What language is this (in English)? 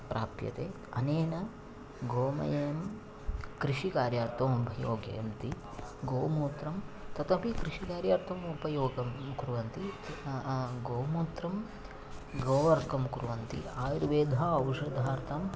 Sanskrit